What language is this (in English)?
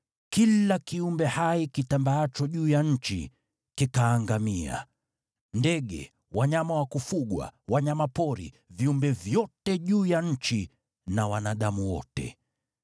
Swahili